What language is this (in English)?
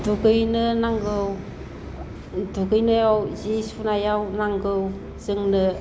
Bodo